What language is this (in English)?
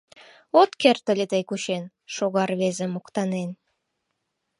Mari